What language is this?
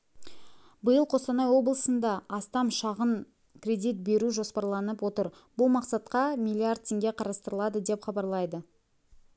Kazakh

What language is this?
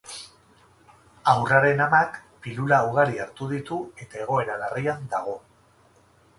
Basque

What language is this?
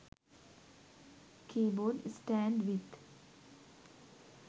Sinhala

